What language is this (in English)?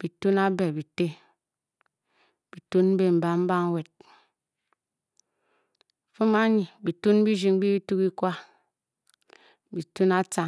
Bokyi